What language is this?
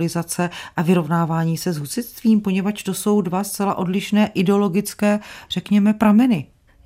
Czech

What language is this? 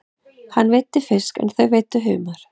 Icelandic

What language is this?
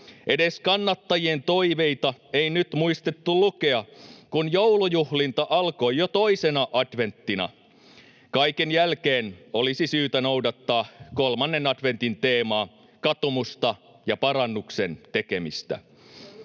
Finnish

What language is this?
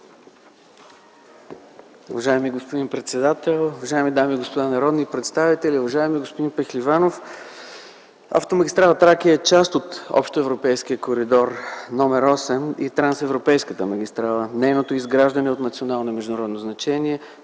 Bulgarian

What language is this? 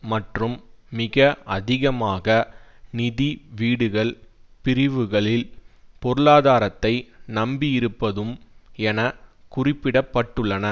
Tamil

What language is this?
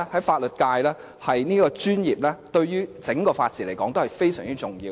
Cantonese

